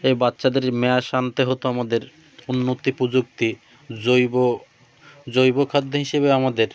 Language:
Bangla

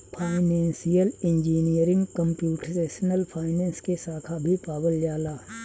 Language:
Bhojpuri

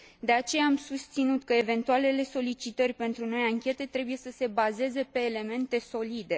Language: Romanian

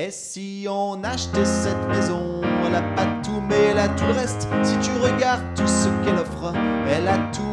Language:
French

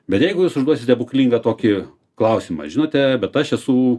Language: Lithuanian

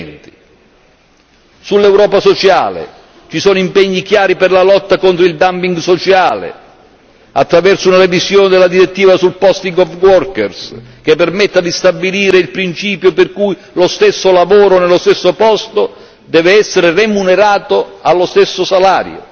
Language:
Italian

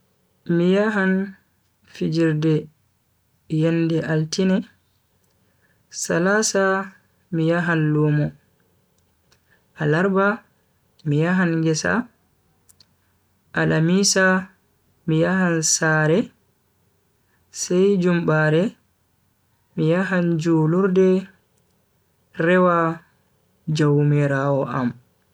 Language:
Bagirmi Fulfulde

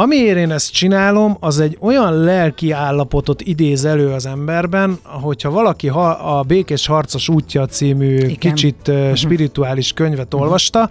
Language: Hungarian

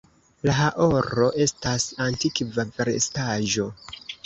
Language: Esperanto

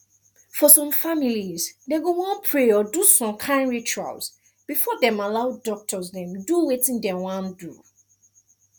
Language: Nigerian Pidgin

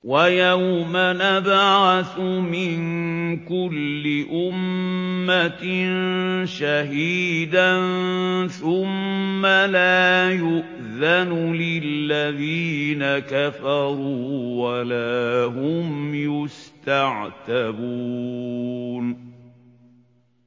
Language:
Arabic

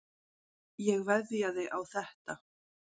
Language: Icelandic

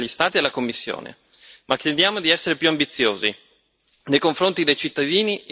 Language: Italian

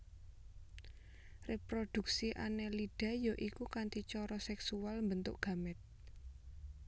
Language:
Javanese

